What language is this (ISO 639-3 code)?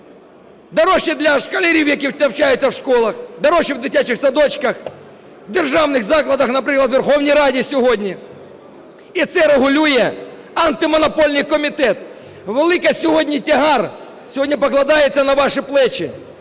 ukr